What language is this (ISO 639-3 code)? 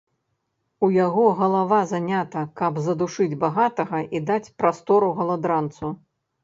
bel